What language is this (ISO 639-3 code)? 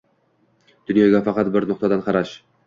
uzb